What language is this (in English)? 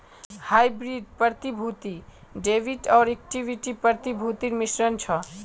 Magahi